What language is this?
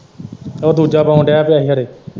Punjabi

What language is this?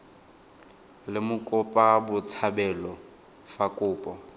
Tswana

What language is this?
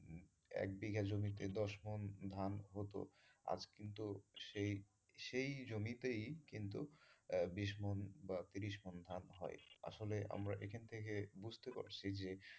Bangla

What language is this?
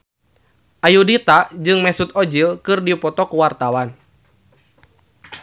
Sundanese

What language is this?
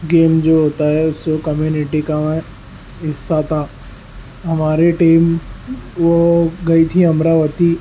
Urdu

